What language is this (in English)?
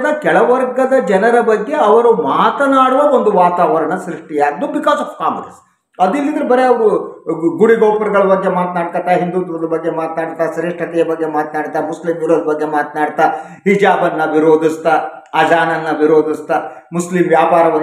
Kannada